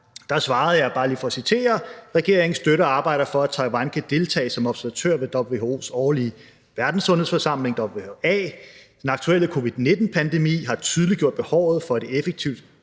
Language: Danish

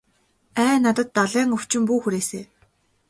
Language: Mongolian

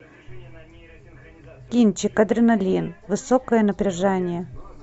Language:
Russian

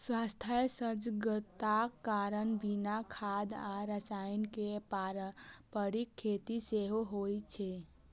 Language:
Maithili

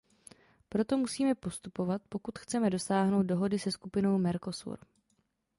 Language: Czech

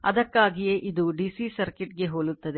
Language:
Kannada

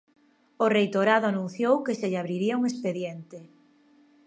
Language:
Galician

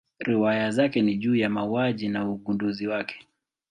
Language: Swahili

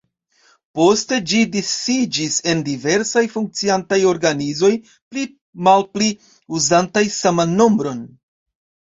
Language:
Esperanto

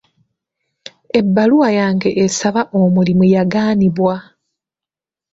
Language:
Ganda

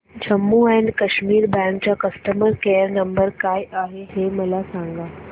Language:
Marathi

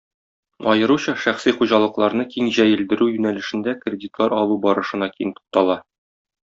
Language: Tatar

